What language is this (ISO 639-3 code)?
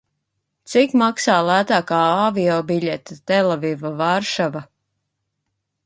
lav